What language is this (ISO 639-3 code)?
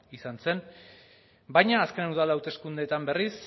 eus